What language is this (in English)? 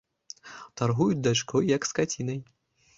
Belarusian